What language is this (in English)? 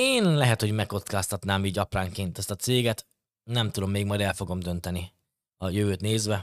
Hungarian